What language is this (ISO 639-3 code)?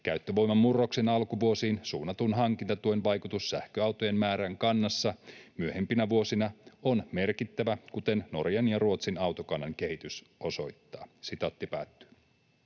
fin